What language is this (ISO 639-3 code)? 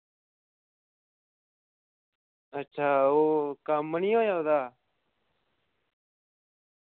doi